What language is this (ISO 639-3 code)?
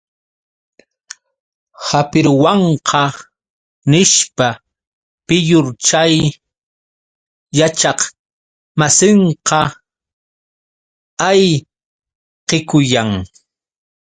qux